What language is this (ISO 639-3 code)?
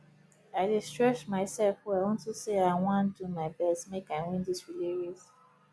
pcm